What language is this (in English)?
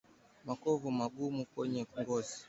Swahili